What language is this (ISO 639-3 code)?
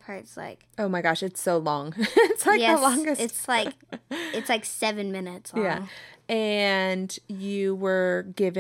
eng